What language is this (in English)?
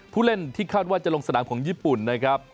Thai